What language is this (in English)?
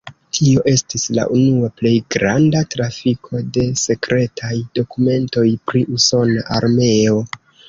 Esperanto